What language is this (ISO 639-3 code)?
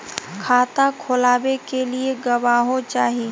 mag